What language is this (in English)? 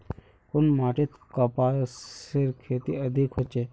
Magahi